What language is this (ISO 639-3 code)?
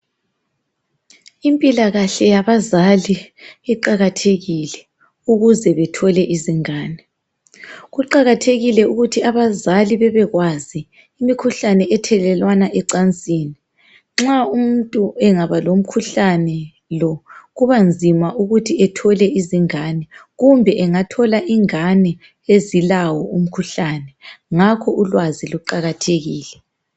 nde